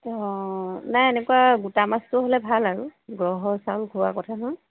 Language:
Assamese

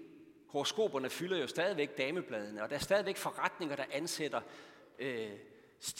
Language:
Danish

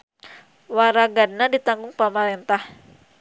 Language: Sundanese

